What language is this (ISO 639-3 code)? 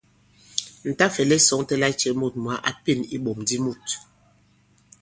abb